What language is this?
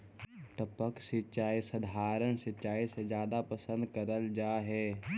Magahi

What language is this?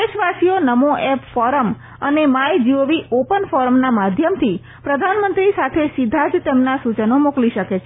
Gujarati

